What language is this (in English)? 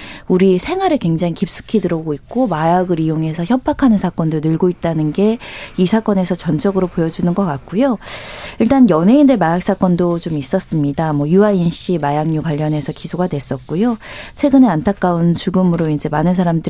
Korean